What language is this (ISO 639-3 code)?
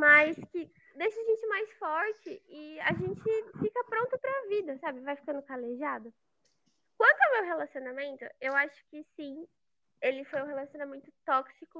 por